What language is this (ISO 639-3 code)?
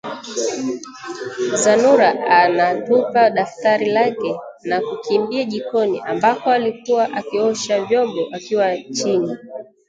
swa